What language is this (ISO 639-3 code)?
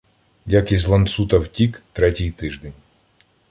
ukr